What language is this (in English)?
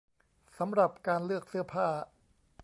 Thai